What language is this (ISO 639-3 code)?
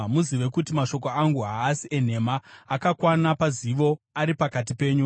sna